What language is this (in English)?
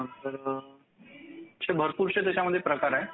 Marathi